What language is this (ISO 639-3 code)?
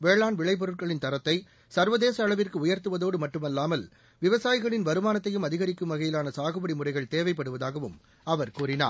tam